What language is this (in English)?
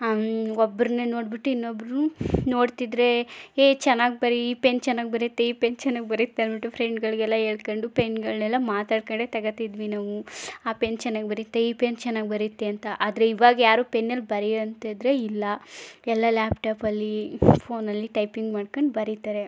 Kannada